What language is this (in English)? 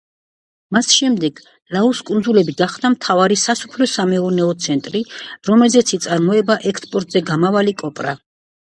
Georgian